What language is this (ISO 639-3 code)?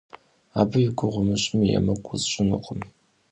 kbd